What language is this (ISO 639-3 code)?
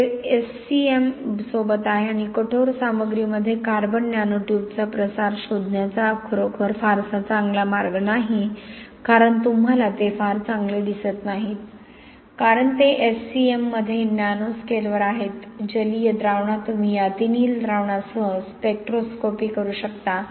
mar